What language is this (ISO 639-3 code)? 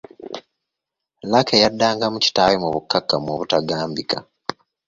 lug